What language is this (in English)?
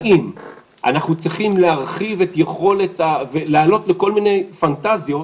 Hebrew